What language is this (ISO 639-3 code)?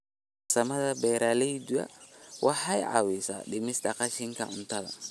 som